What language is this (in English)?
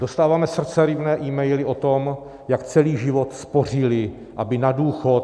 Czech